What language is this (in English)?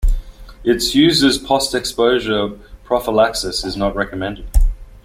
English